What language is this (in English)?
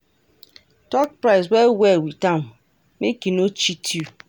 Nigerian Pidgin